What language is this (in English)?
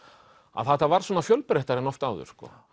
Icelandic